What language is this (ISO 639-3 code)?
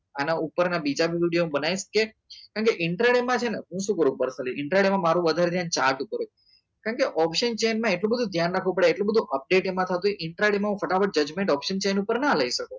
guj